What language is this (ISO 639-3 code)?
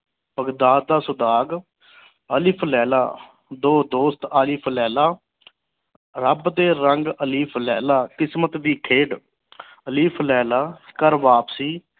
pan